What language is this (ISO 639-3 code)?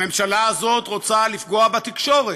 heb